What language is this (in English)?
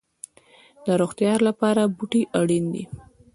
Pashto